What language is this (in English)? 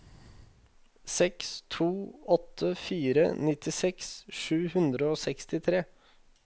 Norwegian